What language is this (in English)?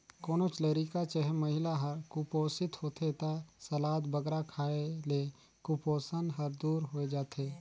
Chhattisgarhi